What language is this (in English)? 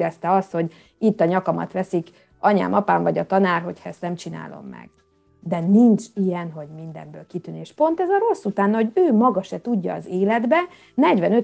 Hungarian